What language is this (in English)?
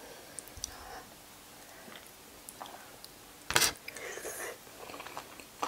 Thai